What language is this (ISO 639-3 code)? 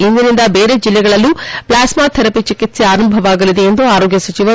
kan